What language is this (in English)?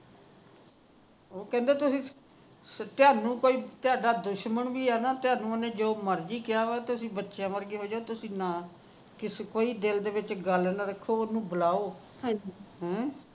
Punjabi